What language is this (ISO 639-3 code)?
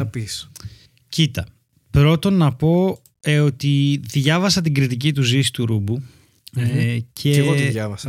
ell